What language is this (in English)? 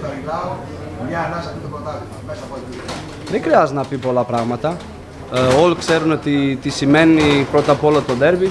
Greek